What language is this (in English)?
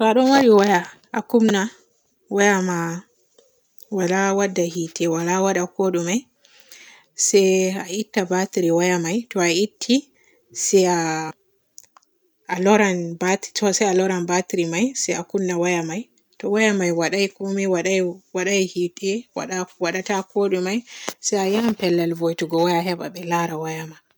Borgu Fulfulde